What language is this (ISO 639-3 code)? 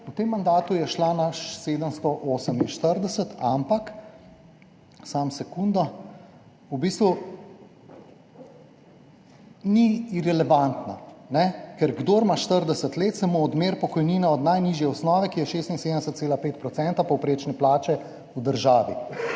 slv